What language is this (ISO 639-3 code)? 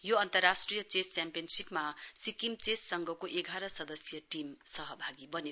nep